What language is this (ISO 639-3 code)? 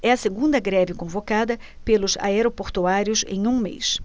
por